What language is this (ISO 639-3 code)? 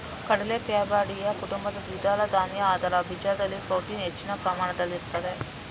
kan